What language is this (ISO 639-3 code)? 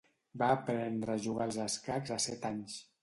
cat